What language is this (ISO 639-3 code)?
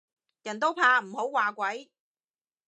yue